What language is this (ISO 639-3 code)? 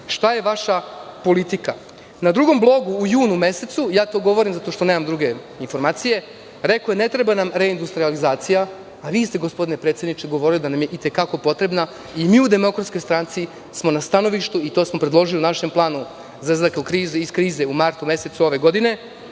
srp